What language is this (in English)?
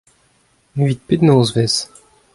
Breton